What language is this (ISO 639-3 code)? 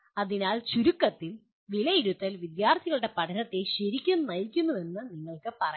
mal